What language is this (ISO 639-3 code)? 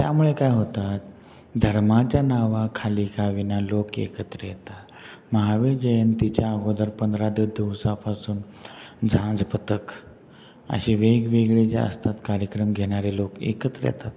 mar